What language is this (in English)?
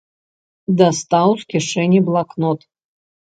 Belarusian